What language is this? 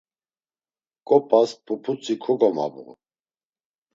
Laz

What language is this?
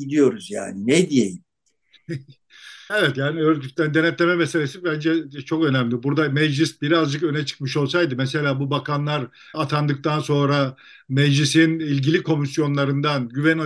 Turkish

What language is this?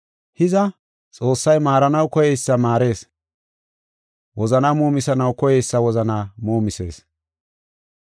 Gofa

